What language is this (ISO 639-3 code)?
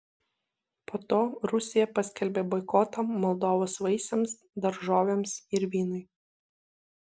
lit